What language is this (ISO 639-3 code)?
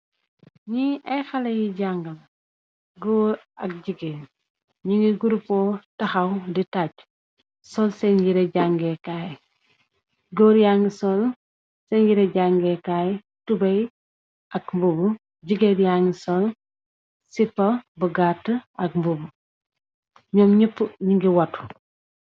wol